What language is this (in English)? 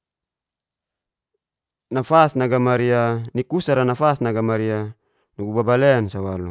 Geser-Gorom